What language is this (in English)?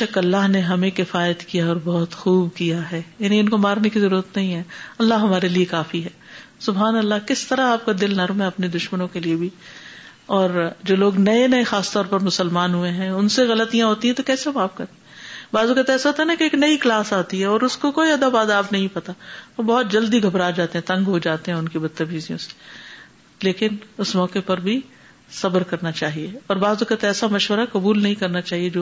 Urdu